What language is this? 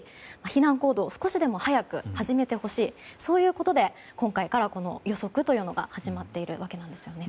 Japanese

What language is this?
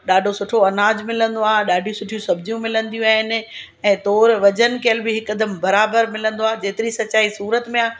Sindhi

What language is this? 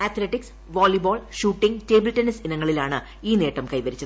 Malayalam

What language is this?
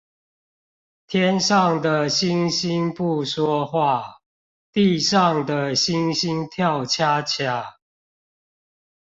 Chinese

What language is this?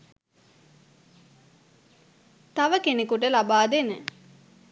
Sinhala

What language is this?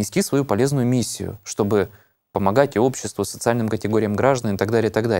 Russian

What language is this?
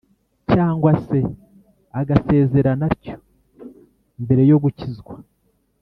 Kinyarwanda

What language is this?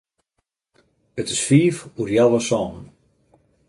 Western Frisian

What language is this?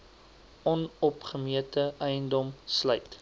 Afrikaans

